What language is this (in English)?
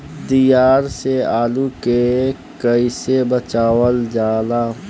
Bhojpuri